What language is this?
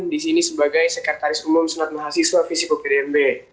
Indonesian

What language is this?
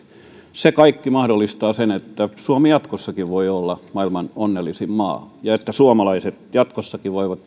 Finnish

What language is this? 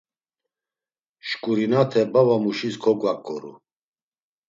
Laz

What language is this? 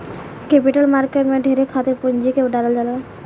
Bhojpuri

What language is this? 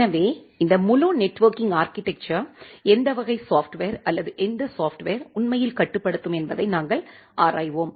Tamil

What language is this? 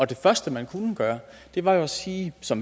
Danish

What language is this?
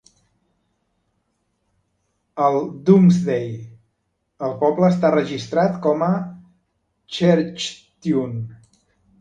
Catalan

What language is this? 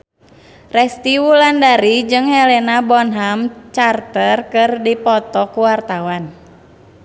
Sundanese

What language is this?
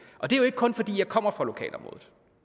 Danish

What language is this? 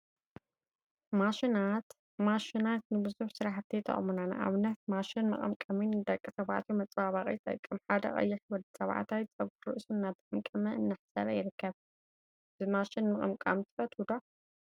Tigrinya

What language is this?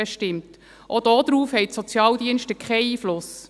Swiss German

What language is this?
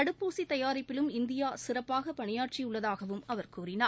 Tamil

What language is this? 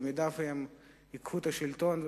Hebrew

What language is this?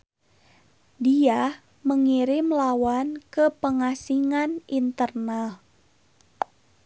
Sundanese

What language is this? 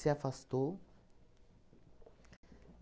Portuguese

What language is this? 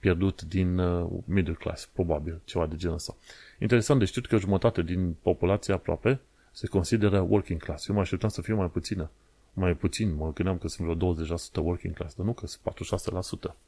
Romanian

